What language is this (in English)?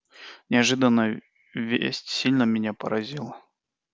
Russian